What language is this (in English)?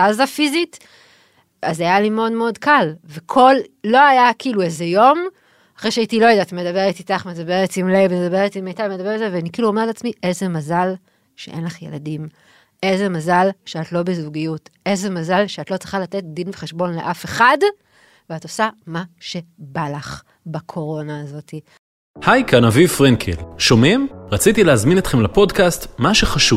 Hebrew